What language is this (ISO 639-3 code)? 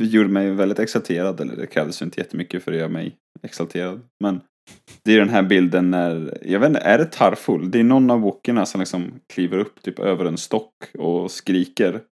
swe